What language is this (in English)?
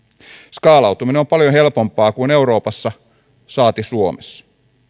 Finnish